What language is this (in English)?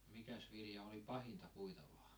Finnish